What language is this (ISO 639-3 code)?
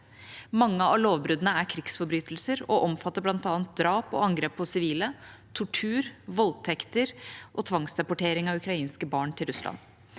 nor